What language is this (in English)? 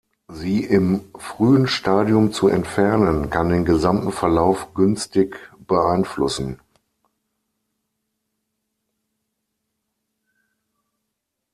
German